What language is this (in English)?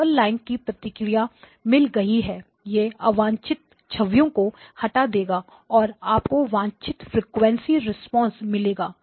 Hindi